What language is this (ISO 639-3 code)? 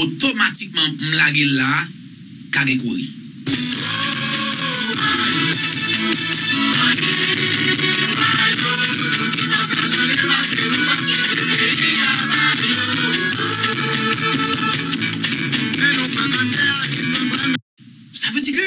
fra